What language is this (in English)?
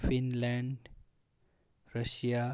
Nepali